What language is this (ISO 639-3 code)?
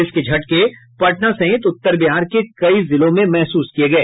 hin